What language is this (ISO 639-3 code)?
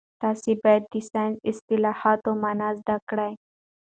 pus